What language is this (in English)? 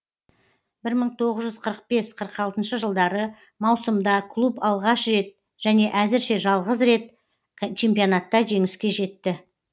Kazakh